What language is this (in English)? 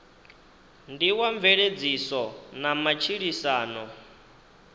Venda